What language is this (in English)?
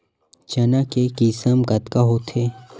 Chhattisgarhi